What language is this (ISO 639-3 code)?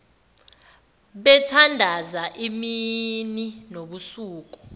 zul